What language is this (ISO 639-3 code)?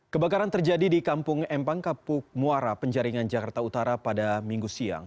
ind